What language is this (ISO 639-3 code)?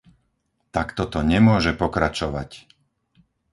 slk